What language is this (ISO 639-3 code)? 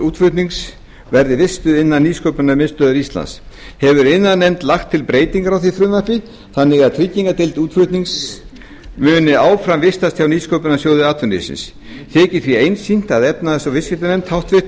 isl